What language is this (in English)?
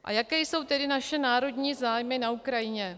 Czech